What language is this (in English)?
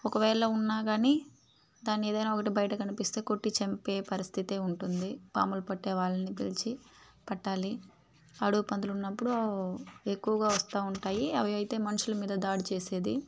Telugu